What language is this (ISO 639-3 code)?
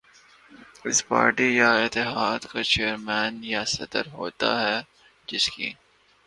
urd